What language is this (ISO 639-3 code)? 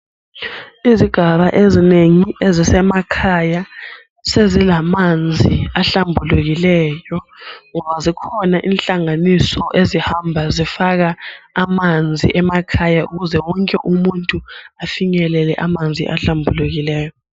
nde